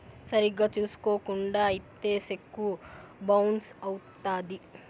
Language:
Telugu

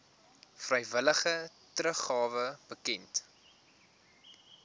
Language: Afrikaans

